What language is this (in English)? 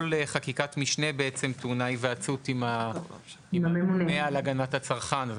Hebrew